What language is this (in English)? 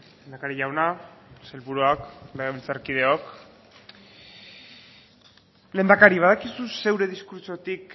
Basque